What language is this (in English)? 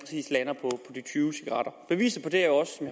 Danish